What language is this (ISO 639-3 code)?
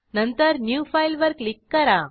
mar